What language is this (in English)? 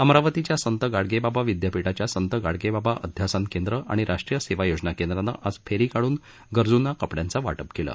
Marathi